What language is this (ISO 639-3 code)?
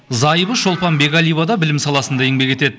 kaz